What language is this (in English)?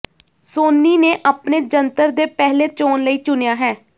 Punjabi